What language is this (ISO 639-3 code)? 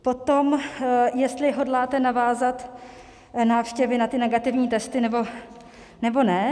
ces